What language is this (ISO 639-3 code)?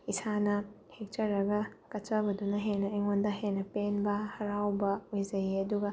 mni